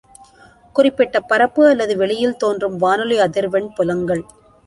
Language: Tamil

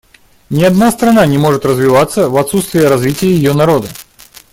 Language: Russian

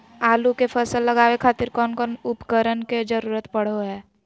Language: Magahi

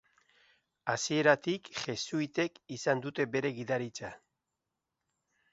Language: Basque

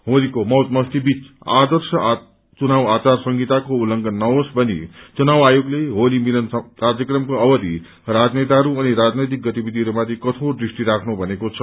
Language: Nepali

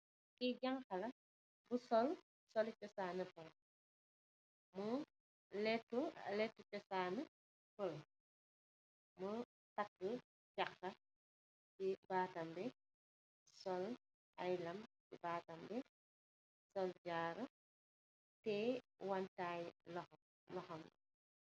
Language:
Wolof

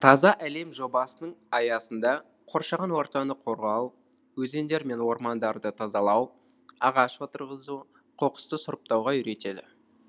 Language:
Kazakh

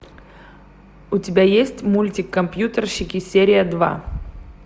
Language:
Russian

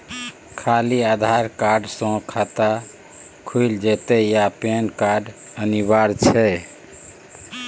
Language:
Maithili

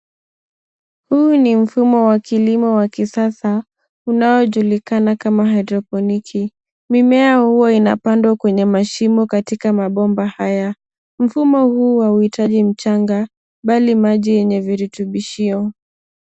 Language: Swahili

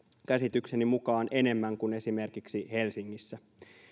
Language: Finnish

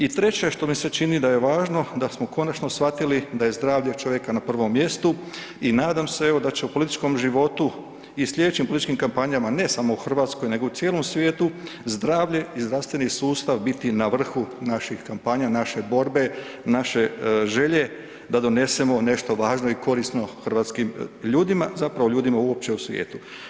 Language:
Croatian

